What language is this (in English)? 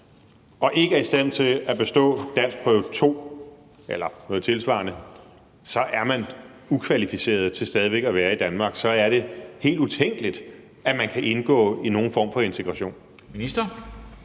Danish